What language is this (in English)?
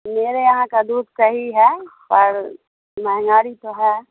Urdu